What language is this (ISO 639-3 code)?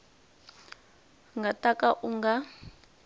tso